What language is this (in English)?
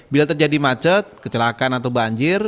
Indonesian